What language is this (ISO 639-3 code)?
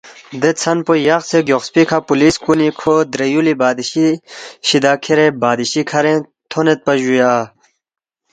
bft